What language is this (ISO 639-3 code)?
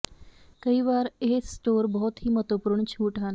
pan